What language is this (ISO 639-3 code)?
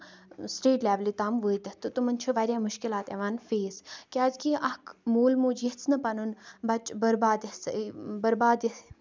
kas